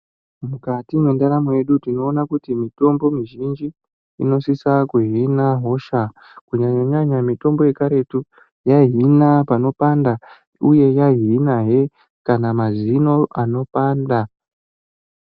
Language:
Ndau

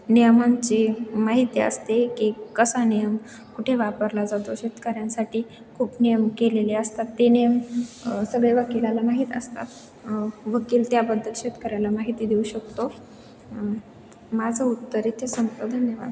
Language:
Marathi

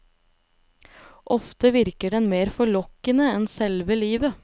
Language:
Norwegian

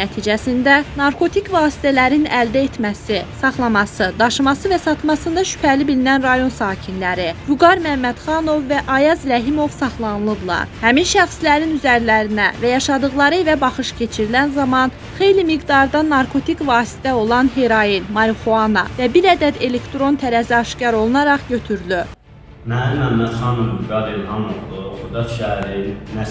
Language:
Turkish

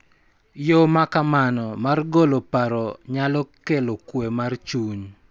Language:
Luo (Kenya and Tanzania)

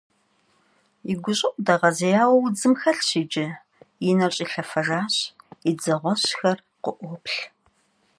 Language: Kabardian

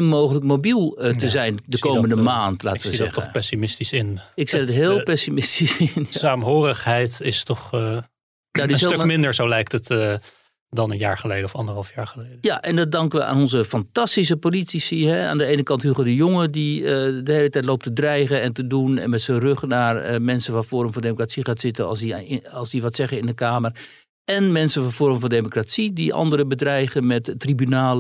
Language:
Dutch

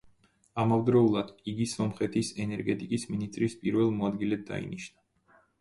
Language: Georgian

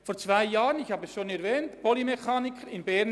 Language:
Swiss German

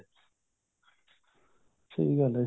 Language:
Punjabi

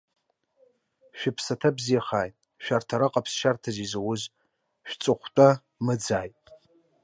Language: Abkhazian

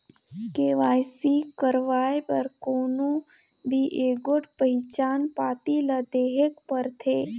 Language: Chhattisgarhi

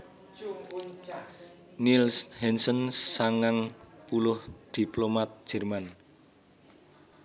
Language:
Javanese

